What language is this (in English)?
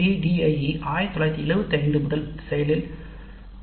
Tamil